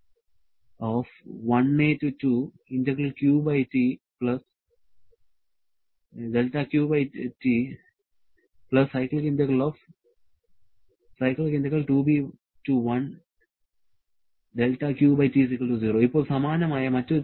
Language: Malayalam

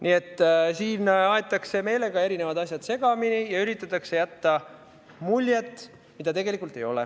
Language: Estonian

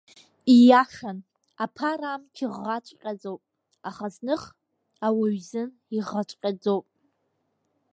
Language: Abkhazian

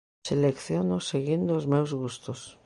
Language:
Galician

